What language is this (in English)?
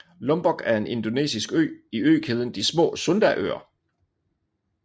Danish